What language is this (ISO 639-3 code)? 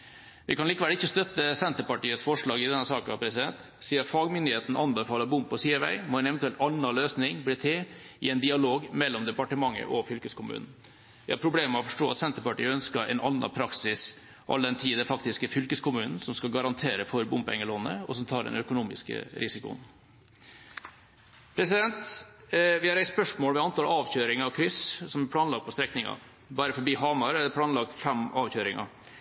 nob